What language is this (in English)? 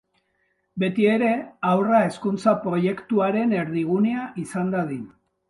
Basque